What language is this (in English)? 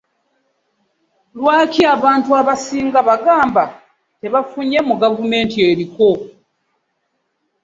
Ganda